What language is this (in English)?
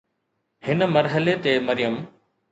Sindhi